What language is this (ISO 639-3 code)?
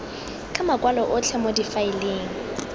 tsn